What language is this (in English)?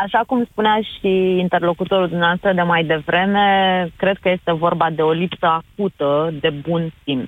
Romanian